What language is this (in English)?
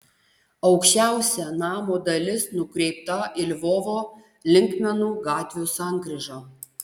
Lithuanian